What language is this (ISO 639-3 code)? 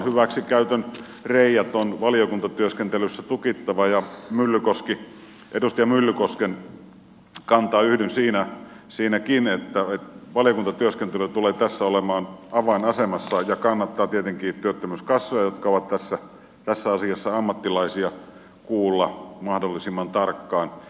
fin